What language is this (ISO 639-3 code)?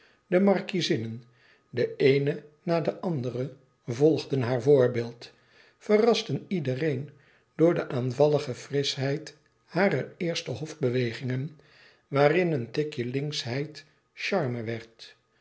nld